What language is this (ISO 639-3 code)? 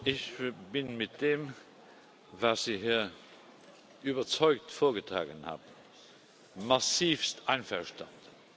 deu